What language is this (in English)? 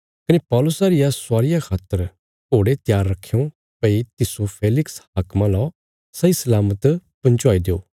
Bilaspuri